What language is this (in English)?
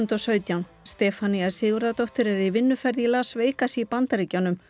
Icelandic